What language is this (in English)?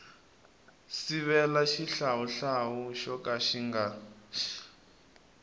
Tsonga